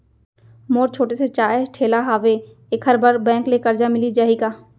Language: Chhattisgarhi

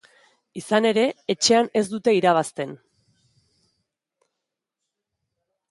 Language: Basque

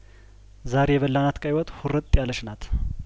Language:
Amharic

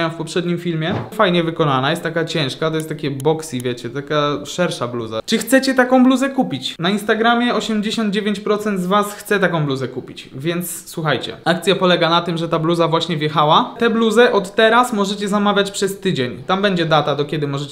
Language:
Polish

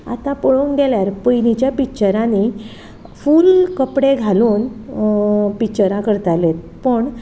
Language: Konkani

